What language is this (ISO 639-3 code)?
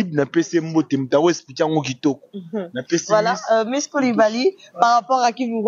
fra